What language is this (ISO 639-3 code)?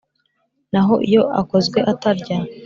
kin